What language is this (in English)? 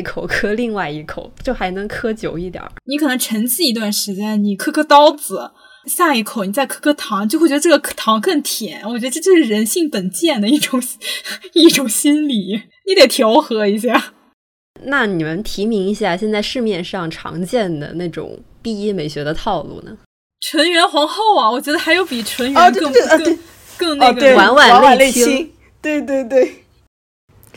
Chinese